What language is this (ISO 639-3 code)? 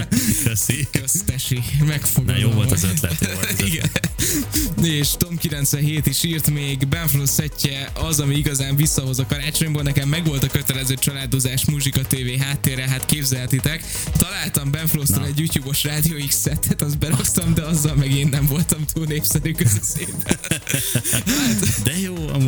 hun